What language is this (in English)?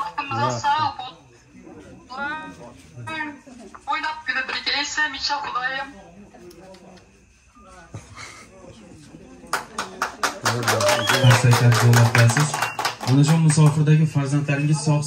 Turkish